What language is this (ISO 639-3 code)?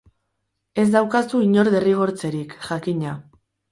eus